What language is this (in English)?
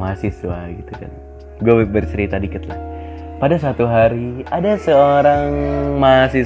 Indonesian